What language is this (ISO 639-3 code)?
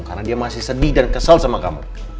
ind